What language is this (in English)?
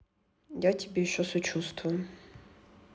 Russian